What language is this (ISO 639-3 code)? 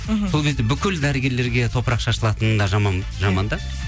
kaz